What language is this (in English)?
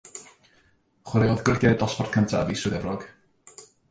Welsh